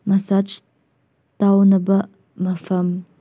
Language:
Manipuri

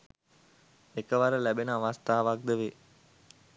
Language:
Sinhala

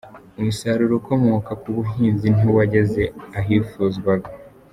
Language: Kinyarwanda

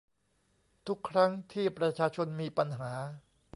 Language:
Thai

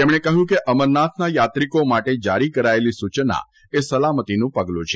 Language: Gujarati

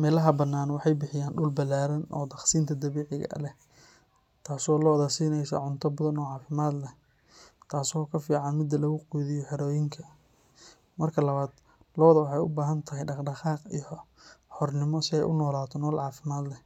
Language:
Somali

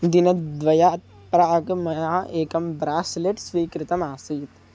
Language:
Sanskrit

